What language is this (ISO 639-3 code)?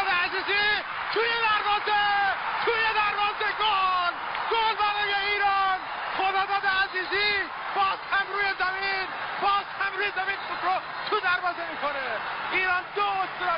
fas